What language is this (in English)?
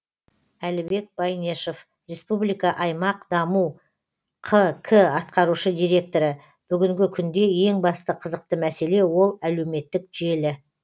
Kazakh